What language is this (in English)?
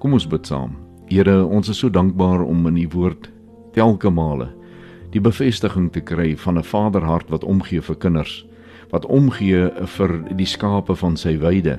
Swedish